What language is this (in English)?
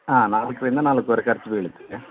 Kannada